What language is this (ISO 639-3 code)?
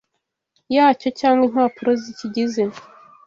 kin